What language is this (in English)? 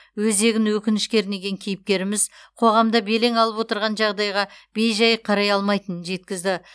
Kazakh